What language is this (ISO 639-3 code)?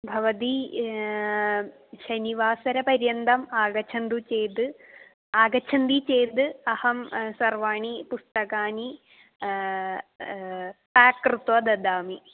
san